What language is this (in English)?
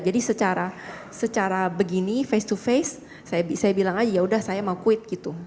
Indonesian